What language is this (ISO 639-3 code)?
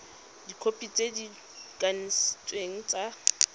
tsn